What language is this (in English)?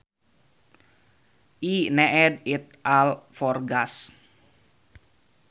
Sundanese